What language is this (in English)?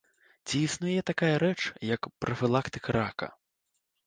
Belarusian